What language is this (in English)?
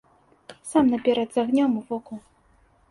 Belarusian